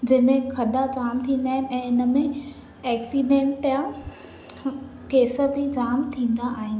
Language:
Sindhi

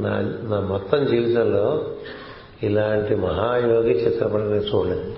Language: Telugu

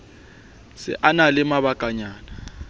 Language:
Southern Sotho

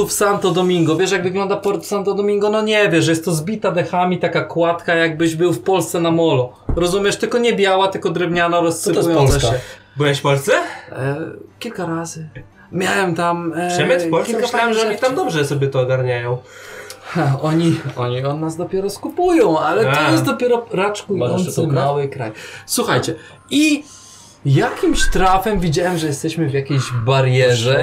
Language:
Polish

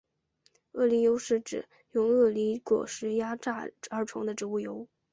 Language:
Chinese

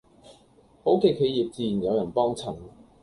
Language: Cantonese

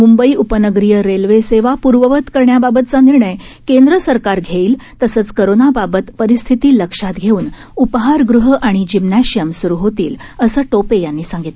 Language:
Marathi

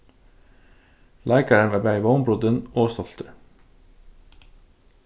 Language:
Faroese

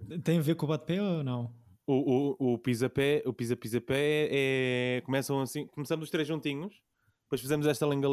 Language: Portuguese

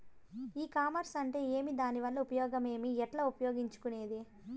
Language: Telugu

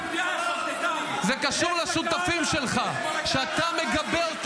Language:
Hebrew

